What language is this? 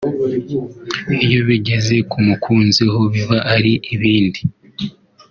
Kinyarwanda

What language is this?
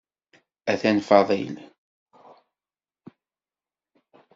Kabyle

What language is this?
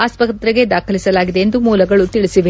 Kannada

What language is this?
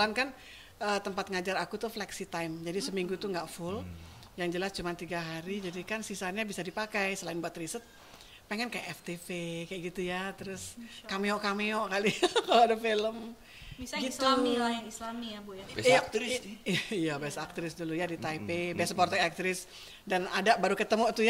Indonesian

